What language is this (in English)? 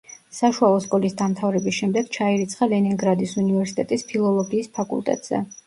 Georgian